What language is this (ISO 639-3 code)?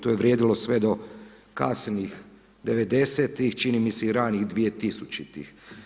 hrv